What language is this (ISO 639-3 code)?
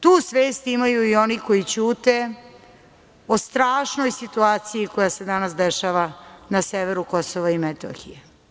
srp